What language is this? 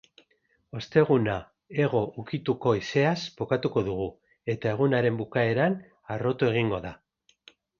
Basque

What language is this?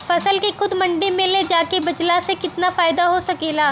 Bhojpuri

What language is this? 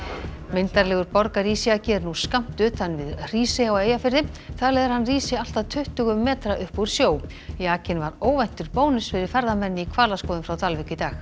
Icelandic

